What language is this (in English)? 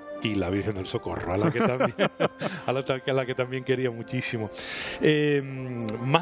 Spanish